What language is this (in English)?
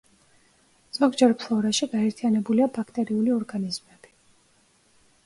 Georgian